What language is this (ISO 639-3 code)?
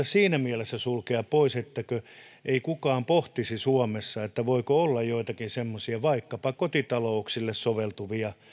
fin